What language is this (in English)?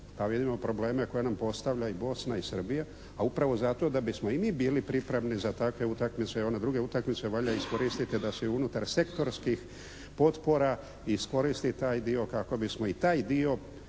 Croatian